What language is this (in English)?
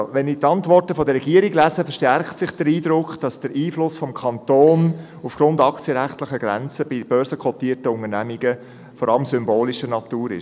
Swiss German